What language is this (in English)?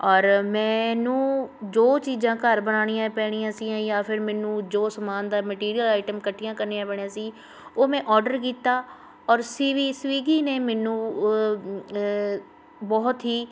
Punjabi